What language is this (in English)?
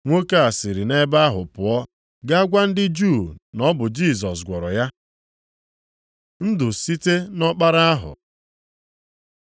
Igbo